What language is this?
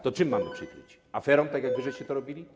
Polish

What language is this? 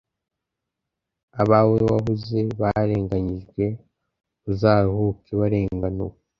Kinyarwanda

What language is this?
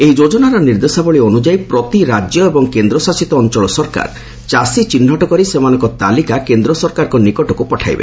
Odia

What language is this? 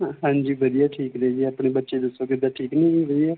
Punjabi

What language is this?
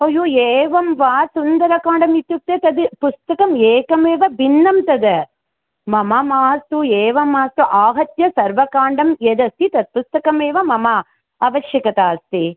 Sanskrit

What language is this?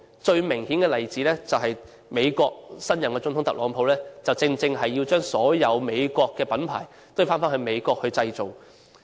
Cantonese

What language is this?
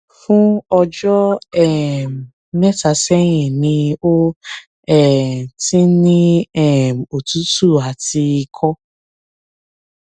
Yoruba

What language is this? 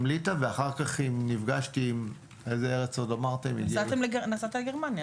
Hebrew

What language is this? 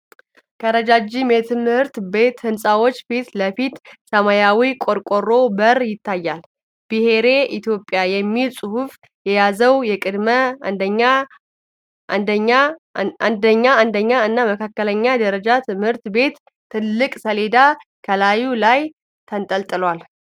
Amharic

